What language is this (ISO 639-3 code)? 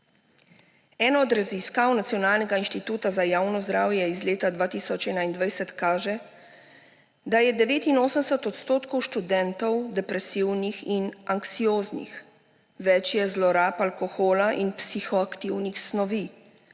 slv